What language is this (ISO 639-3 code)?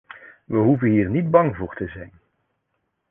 nld